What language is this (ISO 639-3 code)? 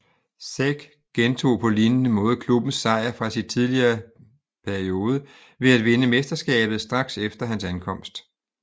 dan